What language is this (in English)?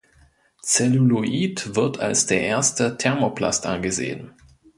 German